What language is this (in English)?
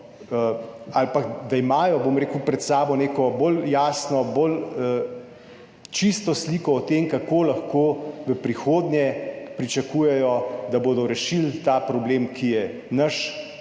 Slovenian